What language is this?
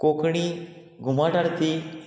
Konkani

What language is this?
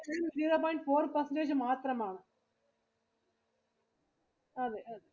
Malayalam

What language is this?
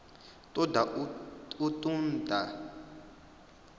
Venda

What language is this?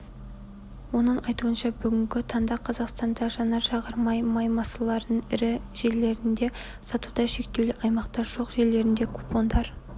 Kazakh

